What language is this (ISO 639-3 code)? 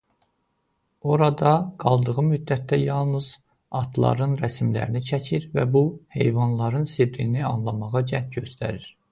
aze